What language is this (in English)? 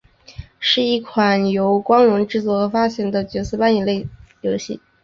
Chinese